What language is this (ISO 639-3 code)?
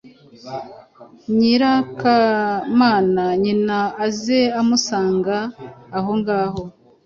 kin